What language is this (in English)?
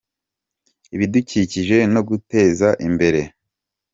Kinyarwanda